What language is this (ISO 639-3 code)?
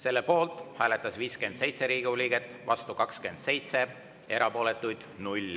est